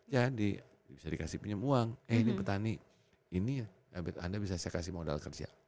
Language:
Indonesian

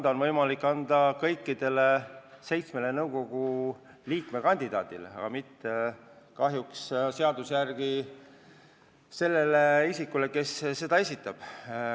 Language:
Estonian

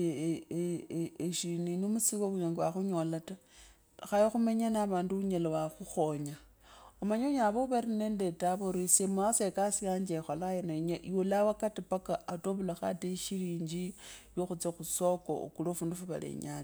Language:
Kabras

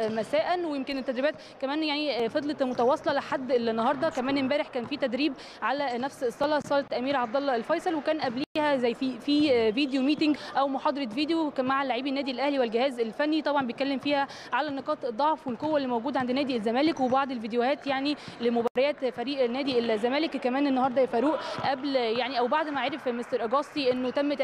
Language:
Arabic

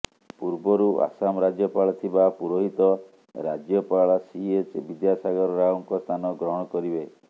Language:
Odia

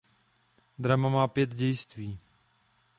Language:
Czech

